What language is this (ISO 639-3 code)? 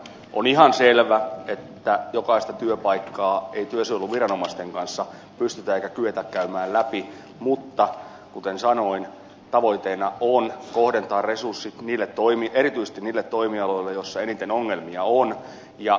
fin